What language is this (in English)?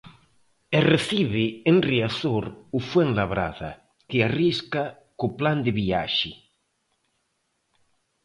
Galician